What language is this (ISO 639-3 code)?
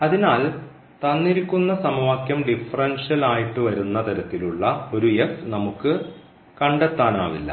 mal